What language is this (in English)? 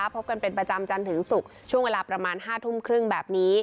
Thai